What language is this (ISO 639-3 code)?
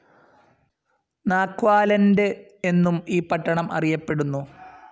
mal